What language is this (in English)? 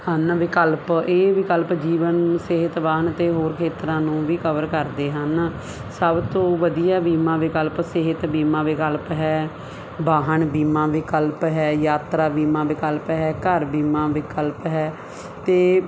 Punjabi